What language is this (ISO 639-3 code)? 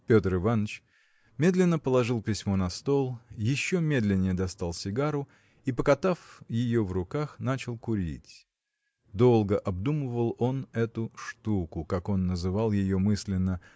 rus